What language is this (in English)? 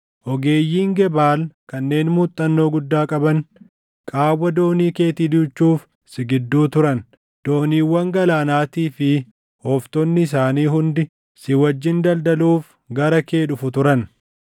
Oromo